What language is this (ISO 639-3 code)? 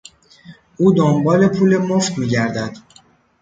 fas